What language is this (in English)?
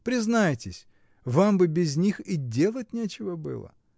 Russian